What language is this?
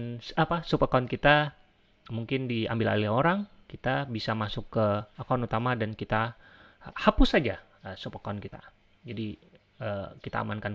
Indonesian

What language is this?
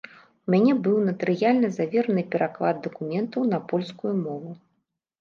Belarusian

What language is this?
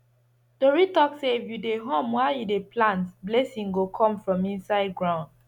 Nigerian Pidgin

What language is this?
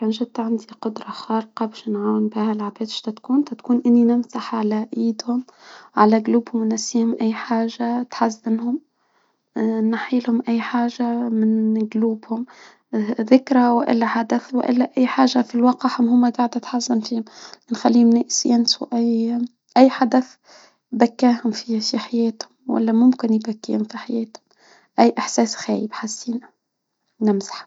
Tunisian Arabic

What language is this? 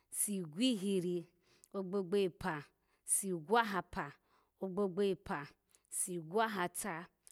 Alago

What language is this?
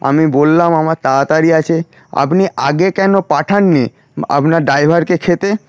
Bangla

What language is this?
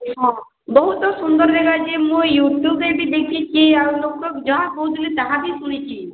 Odia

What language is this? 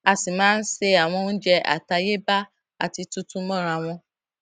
Yoruba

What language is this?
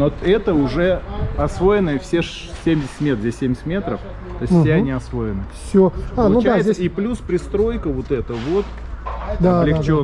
Russian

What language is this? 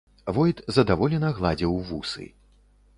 Belarusian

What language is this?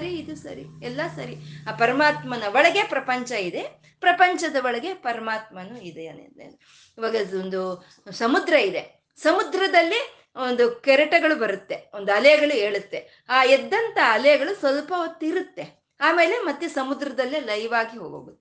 Kannada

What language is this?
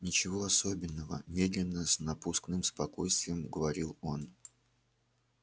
Russian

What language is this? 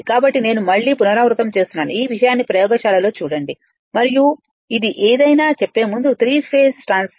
Telugu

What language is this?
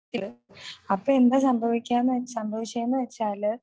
Malayalam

